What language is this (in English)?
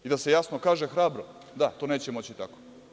Serbian